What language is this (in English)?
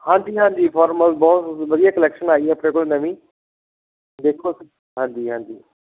Punjabi